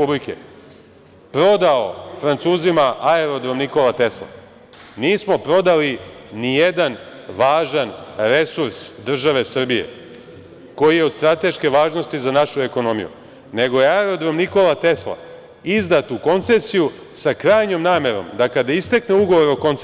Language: Serbian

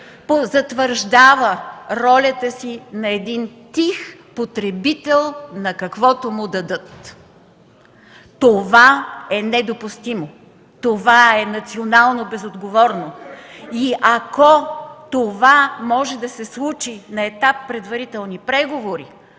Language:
Bulgarian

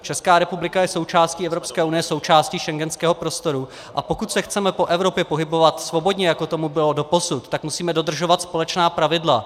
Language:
Czech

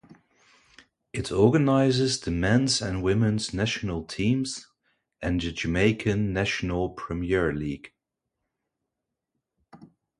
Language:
English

